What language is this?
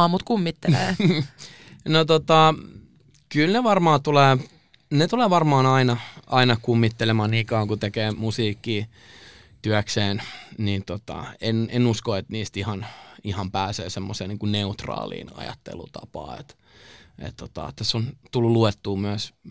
Finnish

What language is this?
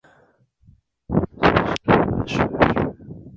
Japanese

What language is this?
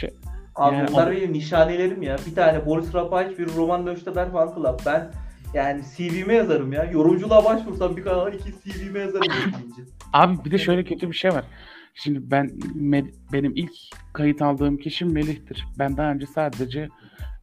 Turkish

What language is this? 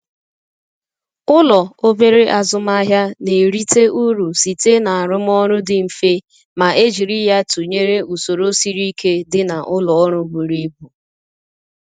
Igbo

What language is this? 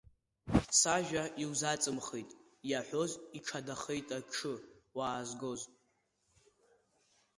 Abkhazian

